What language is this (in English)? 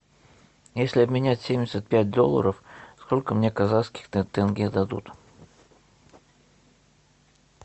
Russian